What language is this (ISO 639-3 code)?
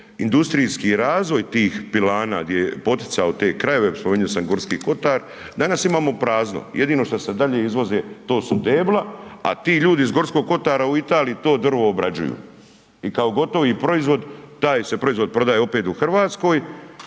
hrv